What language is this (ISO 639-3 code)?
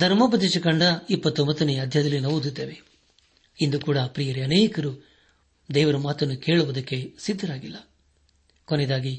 kan